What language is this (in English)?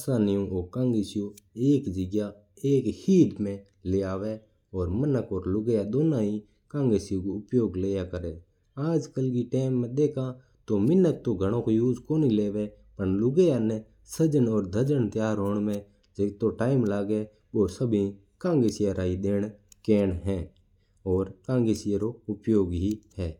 Mewari